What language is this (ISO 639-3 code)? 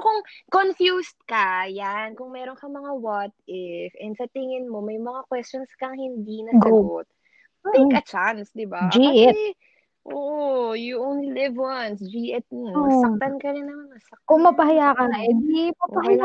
fil